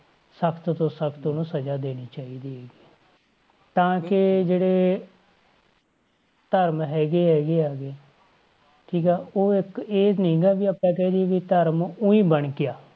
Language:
Punjabi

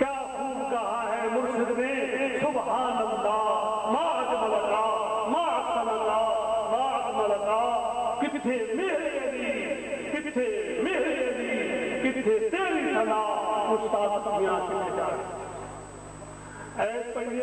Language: Arabic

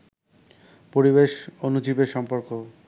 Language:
Bangla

